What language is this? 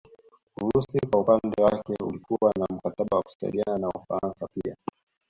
Swahili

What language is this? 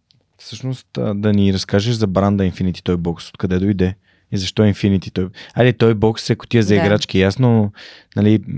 Bulgarian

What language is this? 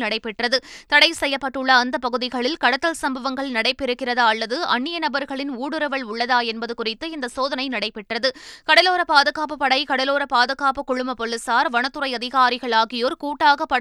Tamil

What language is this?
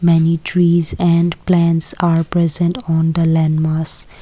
English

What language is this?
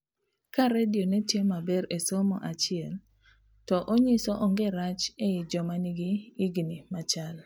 Luo (Kenya and Tanzania)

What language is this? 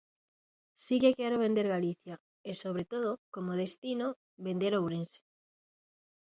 Galician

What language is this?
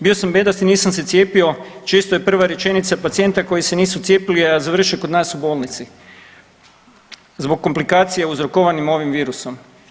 Croatian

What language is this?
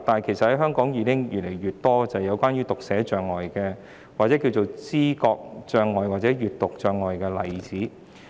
Cantonese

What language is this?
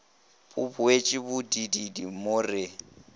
Northern Sotho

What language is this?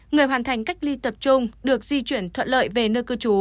Vietnamese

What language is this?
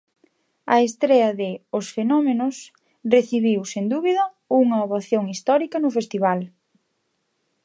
Galician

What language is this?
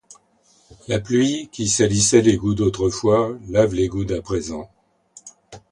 French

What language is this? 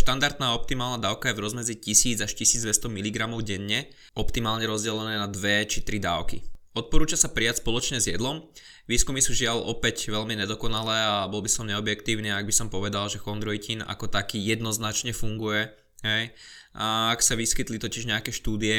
Slovak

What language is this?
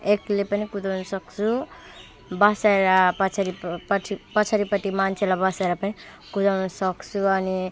Nepali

